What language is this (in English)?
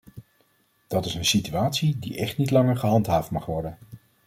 Dutch